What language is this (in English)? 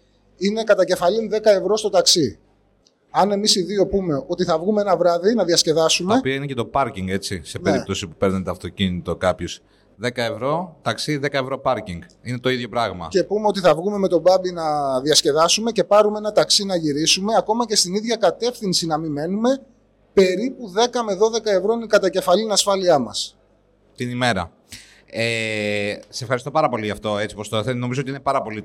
Greek